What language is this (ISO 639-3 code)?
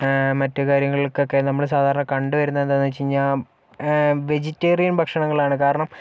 mal